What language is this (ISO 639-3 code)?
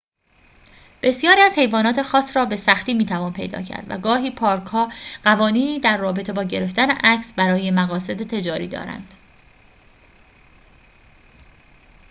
fas